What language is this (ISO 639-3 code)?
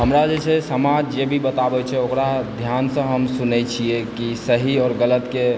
mai